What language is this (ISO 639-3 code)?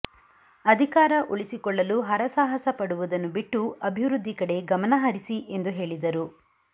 kan